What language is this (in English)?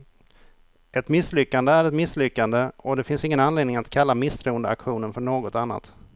Swedish